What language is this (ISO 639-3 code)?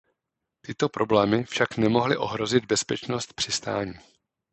ces